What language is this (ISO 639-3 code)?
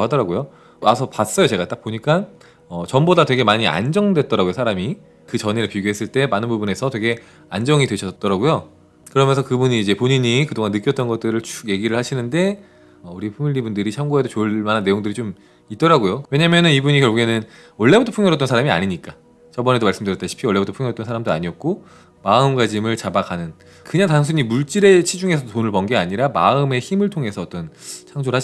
kor